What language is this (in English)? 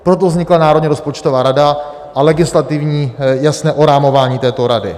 Czech